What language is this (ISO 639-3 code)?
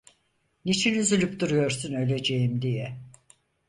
tur